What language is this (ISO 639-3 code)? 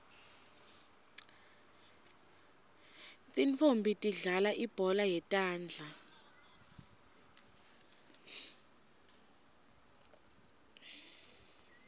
ssw